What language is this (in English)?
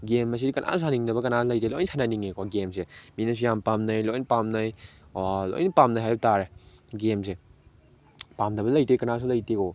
Manipuri